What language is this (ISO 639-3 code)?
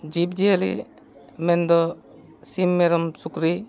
sat